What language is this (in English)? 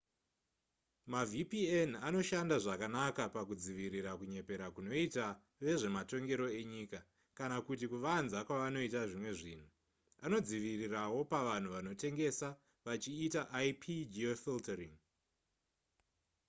Shona